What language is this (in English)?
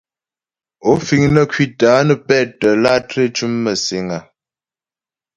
Ghomala